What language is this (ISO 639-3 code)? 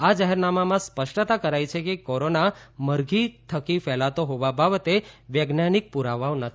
guj